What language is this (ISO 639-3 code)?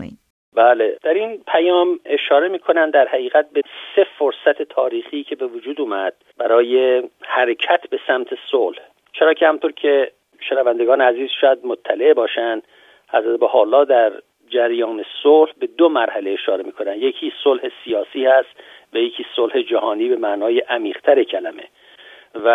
fas